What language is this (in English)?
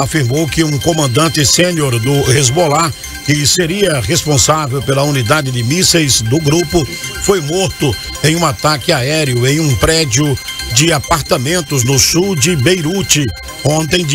Portuguese